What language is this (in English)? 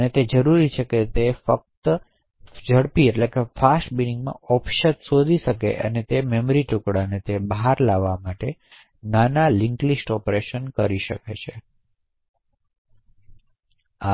Gujarati